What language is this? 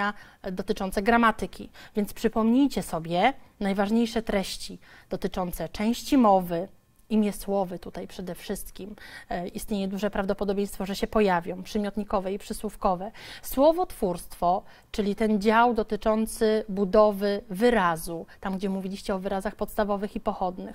Polish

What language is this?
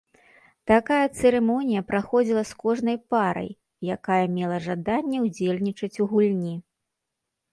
Belarusian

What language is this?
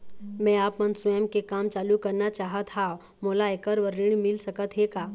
Chhattisgarhi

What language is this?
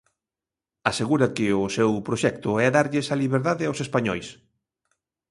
Galician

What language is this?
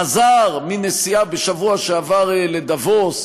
Hebrew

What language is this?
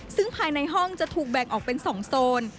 Thai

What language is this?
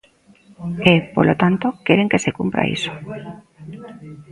Galician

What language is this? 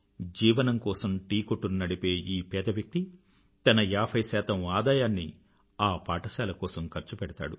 Telugu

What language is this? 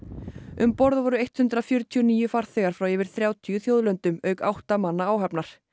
Icelandic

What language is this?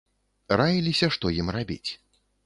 Belarusian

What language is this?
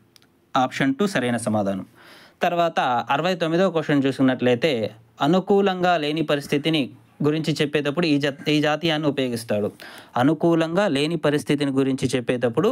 Telugu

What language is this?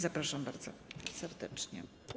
Polish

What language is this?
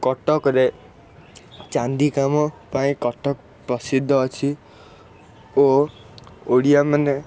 Odia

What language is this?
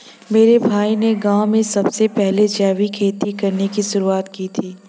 Hindi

